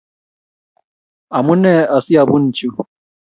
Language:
Kalenjin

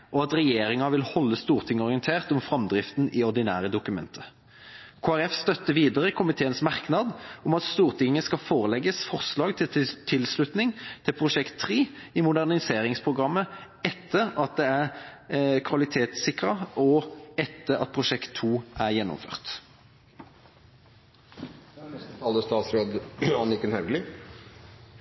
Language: Norwegian Bokmål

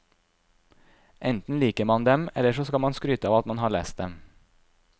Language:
Norwegian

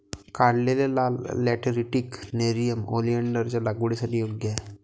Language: Marathi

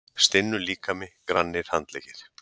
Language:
Icelandic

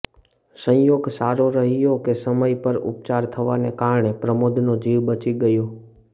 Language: Gujarati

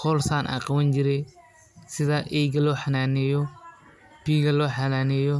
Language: Somali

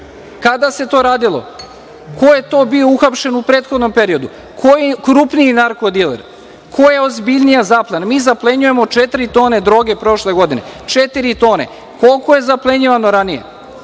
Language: Serbian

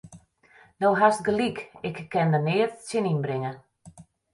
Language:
Western Frisian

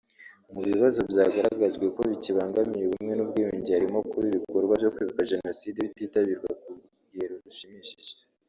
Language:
Kinyarwanda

